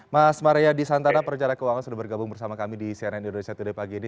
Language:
Indonesian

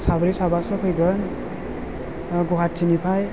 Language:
Bodo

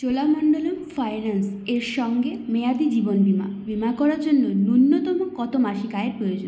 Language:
Bangla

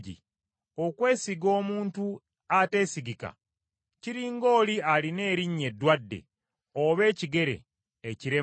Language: Ganda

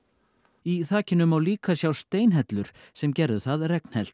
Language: Icelandic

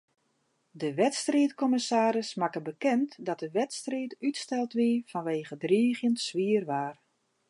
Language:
Western Frisian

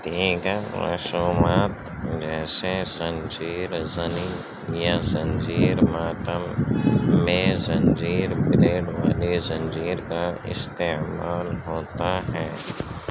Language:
Urdu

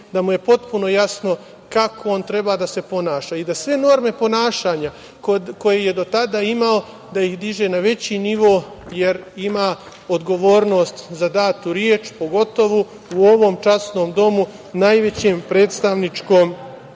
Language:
Serbian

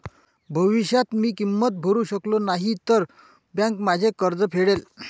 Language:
Marathi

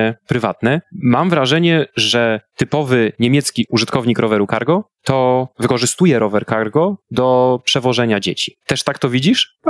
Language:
Polish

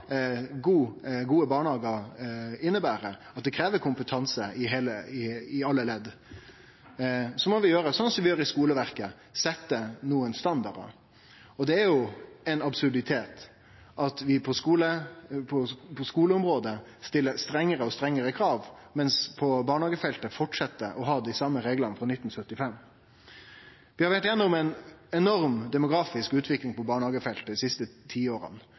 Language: Norwegian Nynorsk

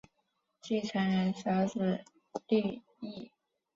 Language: Chinese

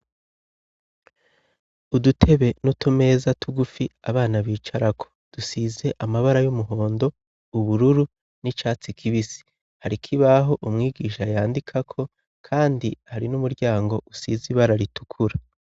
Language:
Rundi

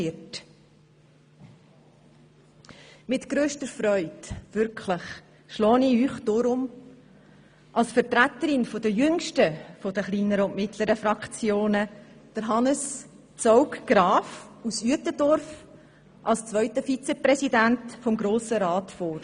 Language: Swiss German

